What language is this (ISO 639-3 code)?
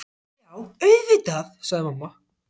isl